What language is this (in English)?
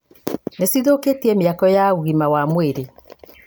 Kikuyu